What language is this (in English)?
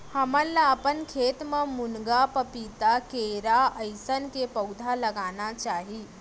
Chhattisgarhi